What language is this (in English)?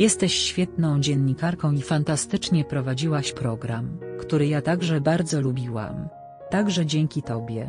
Polish